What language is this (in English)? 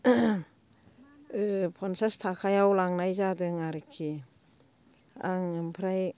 Bodo